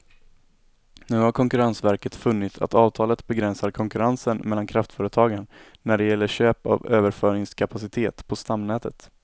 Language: Swedish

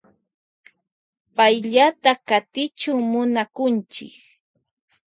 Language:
Loja Highland Quichua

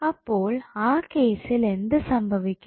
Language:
Malayalam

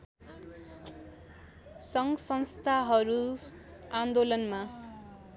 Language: Nepali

